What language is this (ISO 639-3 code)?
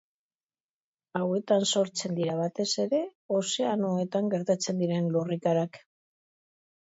eus